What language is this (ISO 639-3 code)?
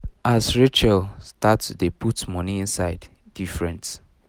pcm